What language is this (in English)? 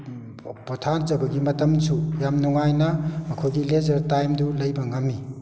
Manipuri